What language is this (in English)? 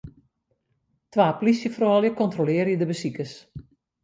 Western Frisian